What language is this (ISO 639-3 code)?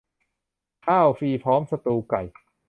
tha